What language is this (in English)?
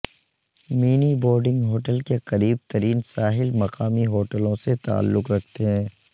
Urdu